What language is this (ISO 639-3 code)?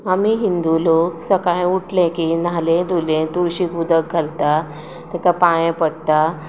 kok